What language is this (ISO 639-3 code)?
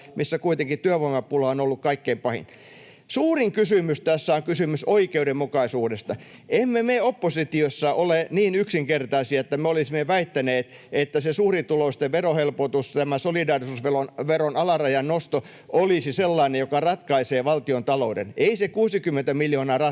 fin